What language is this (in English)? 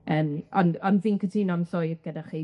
Welsh